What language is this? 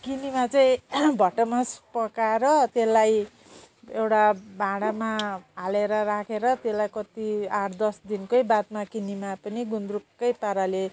Nepali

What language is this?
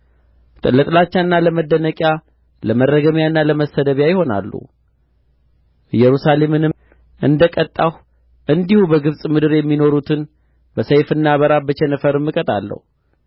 Amharic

